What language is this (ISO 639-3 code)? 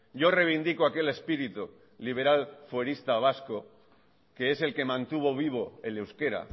spa